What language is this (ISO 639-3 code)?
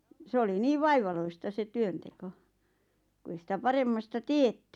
fin